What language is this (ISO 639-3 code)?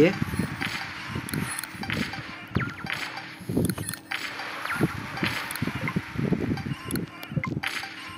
msa